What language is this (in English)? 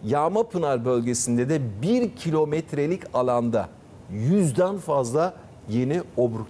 Turkish